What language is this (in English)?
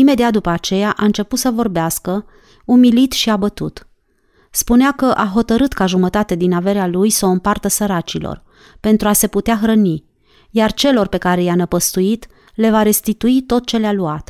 Romanian